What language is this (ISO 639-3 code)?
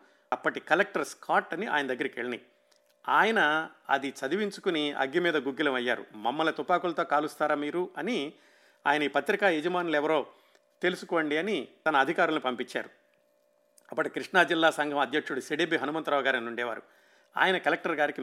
tel